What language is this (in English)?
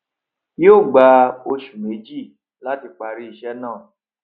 Yoruba